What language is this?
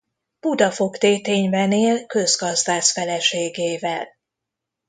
Hungarian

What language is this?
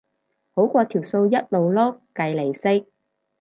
Cantonese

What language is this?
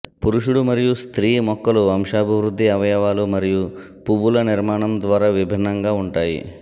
Telugu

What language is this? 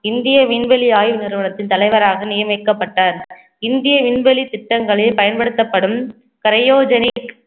Tamil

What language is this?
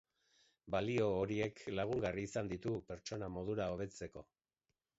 Basque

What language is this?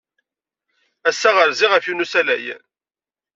Kabyle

